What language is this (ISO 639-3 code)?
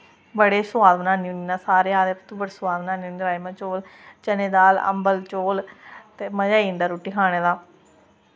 doi